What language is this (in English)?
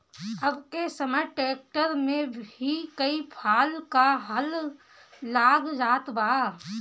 Bhojpuri